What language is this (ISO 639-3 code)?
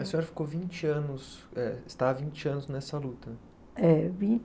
por